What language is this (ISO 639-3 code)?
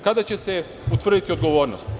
srp